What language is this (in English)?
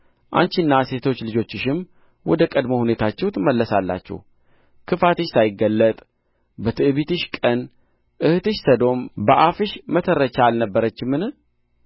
Amharic